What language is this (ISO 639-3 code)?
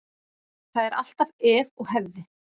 isl